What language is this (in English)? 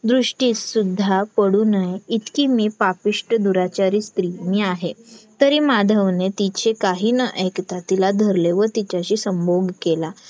Marathi